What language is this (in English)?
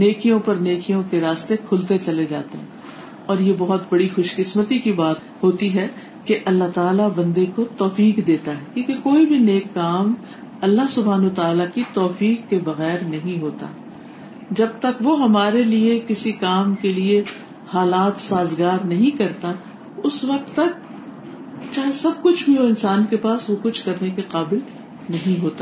Urdu